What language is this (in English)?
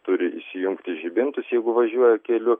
Lithuanian